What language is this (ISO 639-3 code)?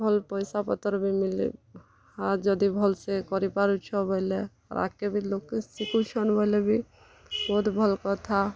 ori